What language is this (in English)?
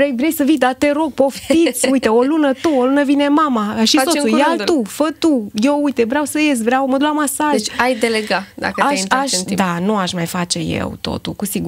Romanian